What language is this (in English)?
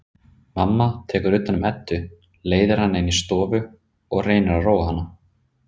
Icelandic